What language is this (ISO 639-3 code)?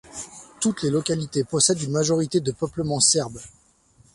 fra